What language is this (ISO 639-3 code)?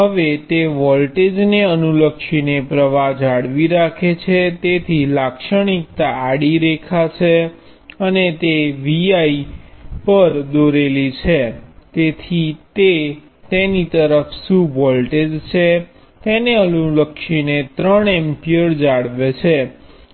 guj